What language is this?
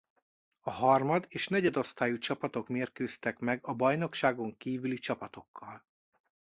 Hungarian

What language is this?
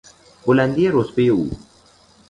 Persian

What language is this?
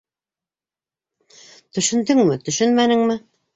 Bashkir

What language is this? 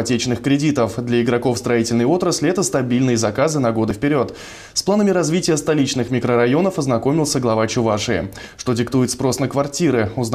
Russian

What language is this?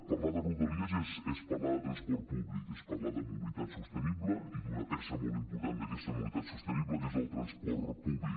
Catalan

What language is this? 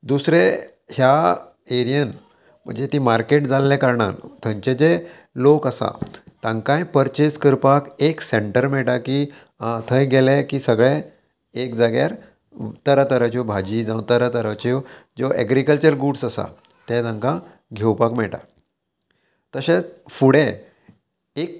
Konkani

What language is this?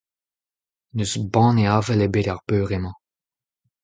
Breton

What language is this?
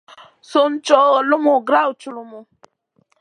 Masana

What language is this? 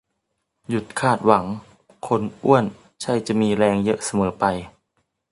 Thai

